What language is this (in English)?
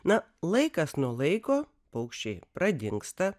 Lithuanian